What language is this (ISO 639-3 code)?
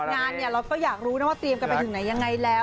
tha